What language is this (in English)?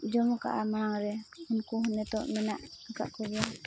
Santali